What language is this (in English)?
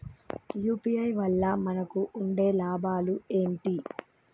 Telugu